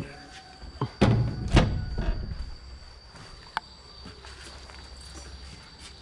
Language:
Vietnamese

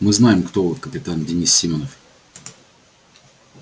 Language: Russian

